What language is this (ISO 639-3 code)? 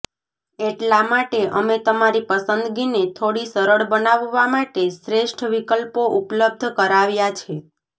guj